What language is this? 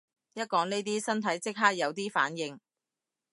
Cantonese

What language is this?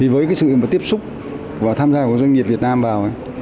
Vietnamese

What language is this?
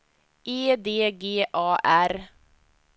Swedish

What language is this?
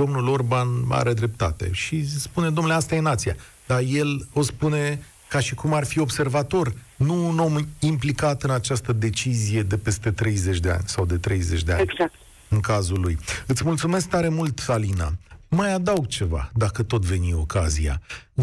Romanian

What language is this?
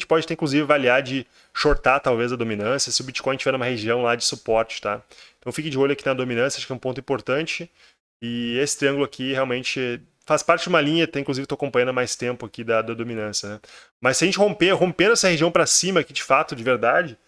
Portuguese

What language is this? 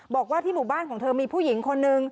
Thai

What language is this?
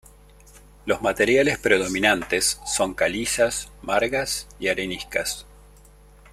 Spanish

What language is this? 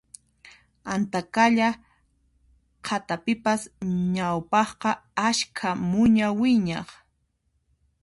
Puno Quechua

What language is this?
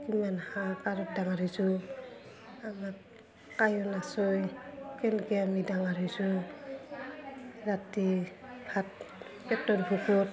Assamese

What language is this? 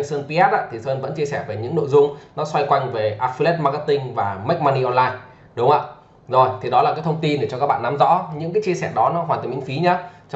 Vietnamese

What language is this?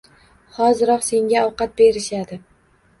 Uzbek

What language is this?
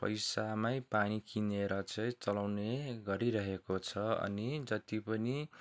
Nepali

